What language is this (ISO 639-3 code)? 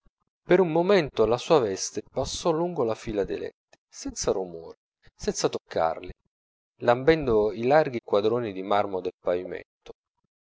ita